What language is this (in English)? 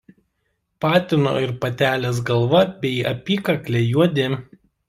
Lithuanian